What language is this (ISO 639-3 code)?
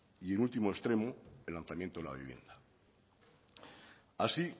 spa